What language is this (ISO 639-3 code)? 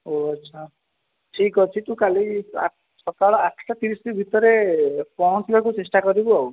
ori